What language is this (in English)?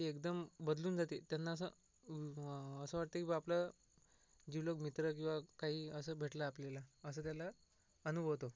Marathi